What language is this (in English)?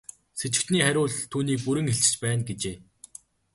Mongolian